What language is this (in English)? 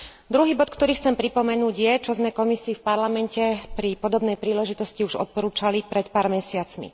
Slovak